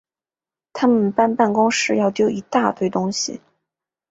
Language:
Chinese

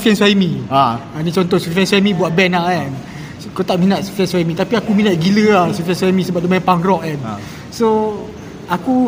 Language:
Malay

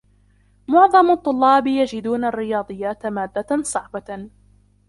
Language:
Arabic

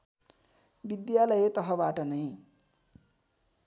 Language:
Nepali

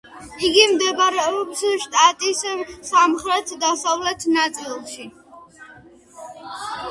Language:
Georgian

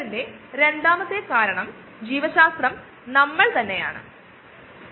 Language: Malayalam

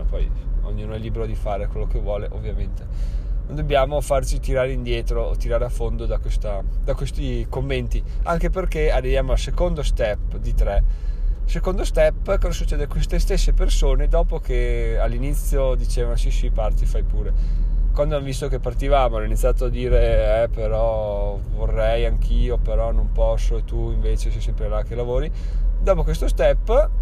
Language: Italian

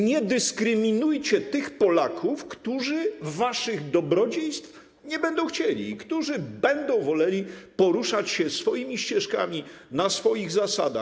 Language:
Polish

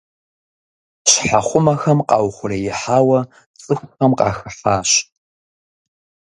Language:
Kabardian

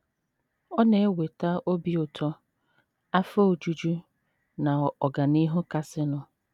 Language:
Igbo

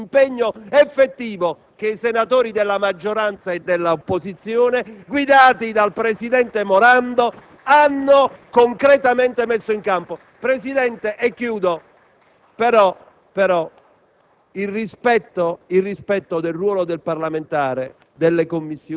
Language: Italian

